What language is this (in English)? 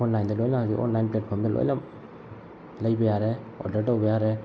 Manipuri